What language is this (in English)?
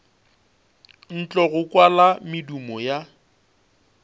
Northern Sotho